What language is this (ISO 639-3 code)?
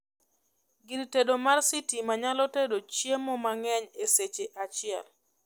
luo